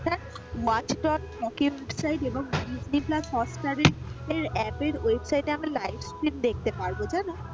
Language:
Bangla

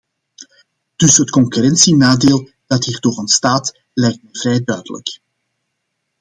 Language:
Dutch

